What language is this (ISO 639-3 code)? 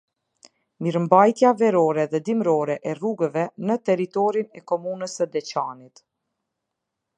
sqi